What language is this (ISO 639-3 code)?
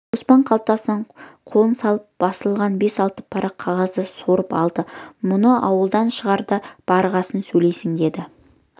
kaz